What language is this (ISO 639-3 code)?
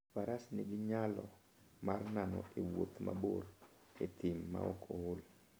luo